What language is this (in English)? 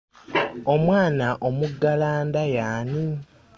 Ganda